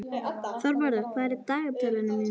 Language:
Icelandic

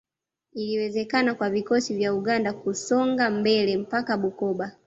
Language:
Swahili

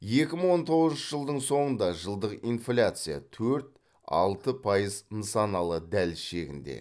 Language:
Kazakh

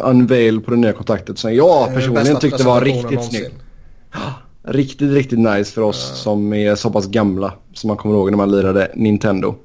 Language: Swedish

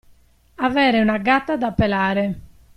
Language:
Italian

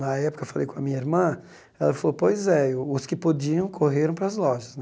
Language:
Portuguese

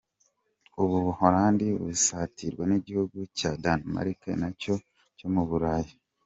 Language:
Kinyarwanda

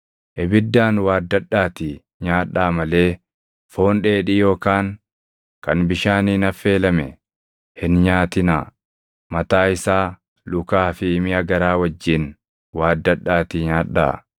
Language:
Oromo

